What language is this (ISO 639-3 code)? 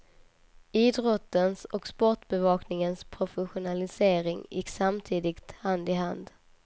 swe